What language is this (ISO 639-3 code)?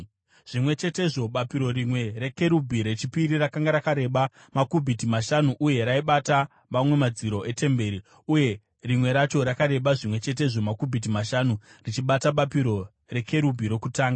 sna